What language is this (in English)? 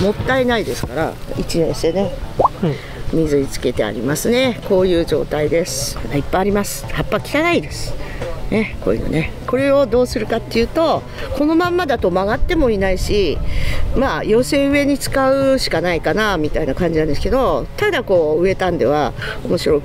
Japanese